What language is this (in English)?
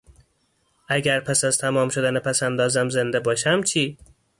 Persian